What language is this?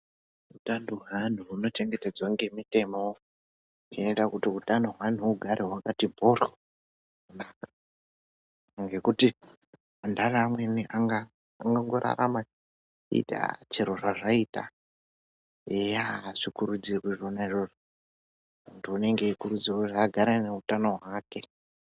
Ndau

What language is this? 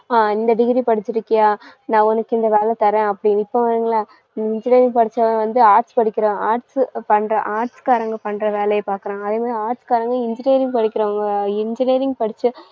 Tamil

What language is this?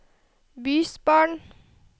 Norwegian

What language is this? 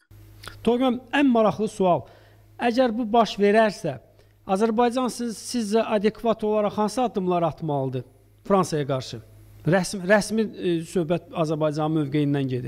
Turkish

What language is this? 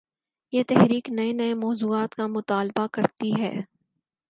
Urdu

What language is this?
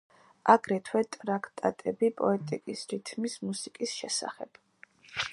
Georgian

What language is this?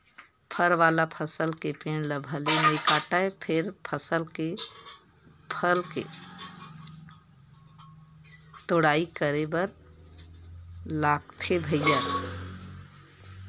Chhattisgarhi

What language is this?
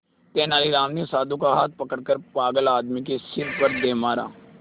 Hindi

